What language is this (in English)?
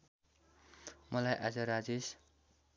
Nepali